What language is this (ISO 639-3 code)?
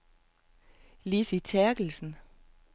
dan